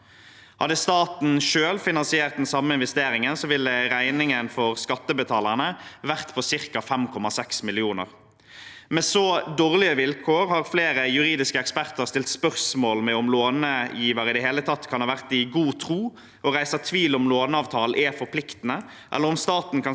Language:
Norwegian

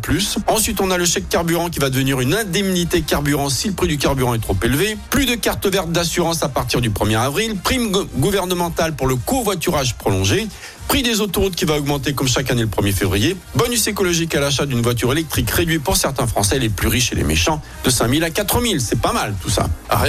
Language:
French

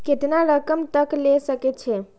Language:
Maithili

